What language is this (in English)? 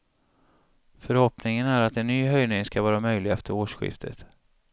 Swedish